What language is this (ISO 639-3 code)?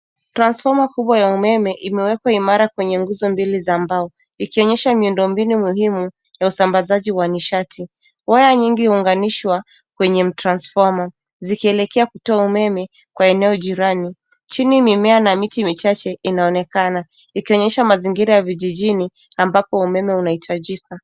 swa